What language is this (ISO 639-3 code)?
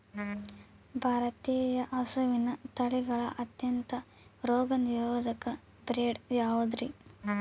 kan